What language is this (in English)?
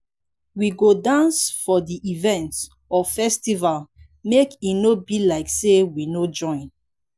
Nigerian Pidgin